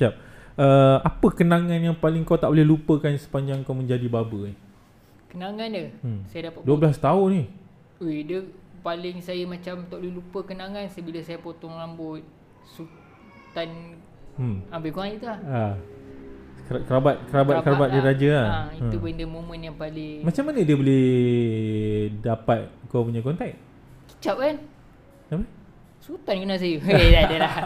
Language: Malay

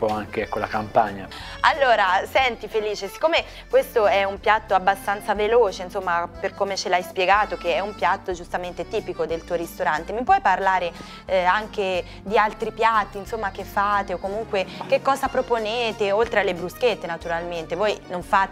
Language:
Italian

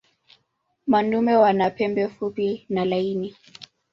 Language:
Swahili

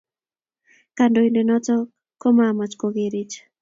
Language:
Kalenjin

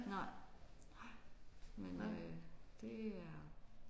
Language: Danish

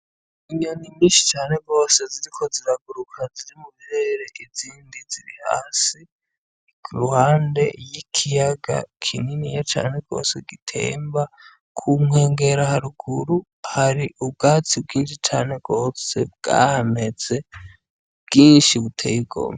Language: Rundi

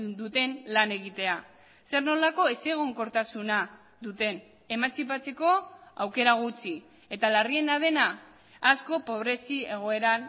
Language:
Basque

